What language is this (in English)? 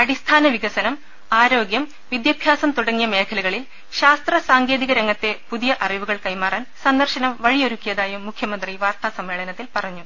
Malayalam